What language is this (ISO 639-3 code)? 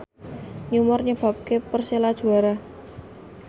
jav